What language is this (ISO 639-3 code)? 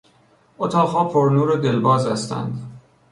fas